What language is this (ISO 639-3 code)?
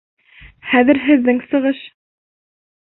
bak